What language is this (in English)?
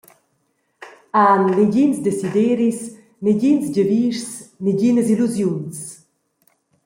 Romansh